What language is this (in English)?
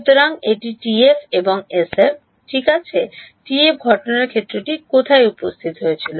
Bangla